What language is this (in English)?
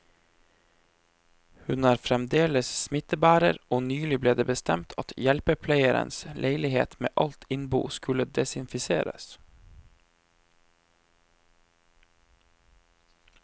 Norwegian